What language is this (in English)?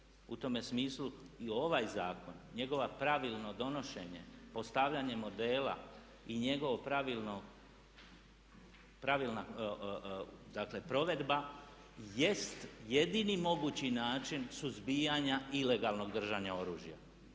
Croatian